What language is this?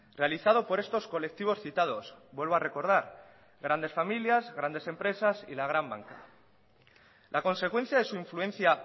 Spanish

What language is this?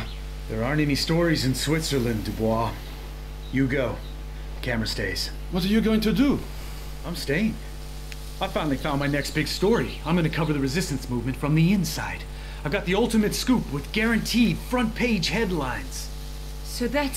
Greek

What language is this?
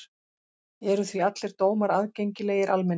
Icelandic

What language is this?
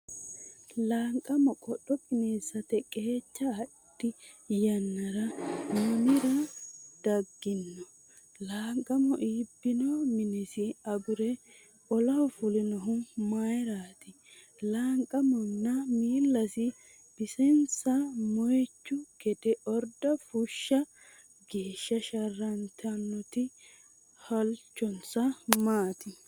Sidamo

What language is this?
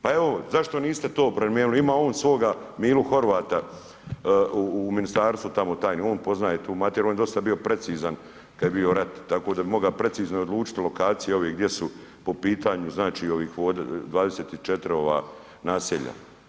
Croatian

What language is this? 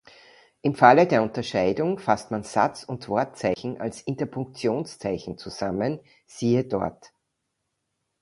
German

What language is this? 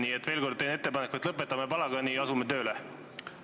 Estonian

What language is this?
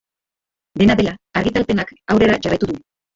Basque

